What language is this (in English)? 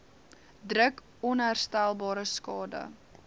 Afrikaans